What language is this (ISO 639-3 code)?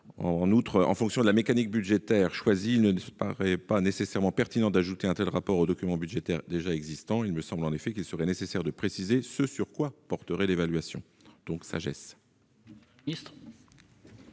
fra